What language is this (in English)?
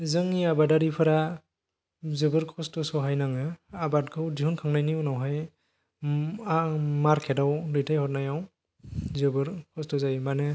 Bodo